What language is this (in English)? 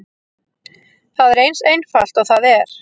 Icelandic